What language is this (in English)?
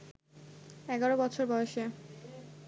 Bangla